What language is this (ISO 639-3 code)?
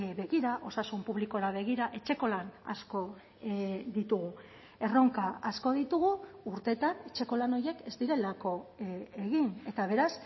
eus